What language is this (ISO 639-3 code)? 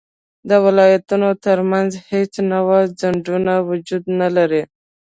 pus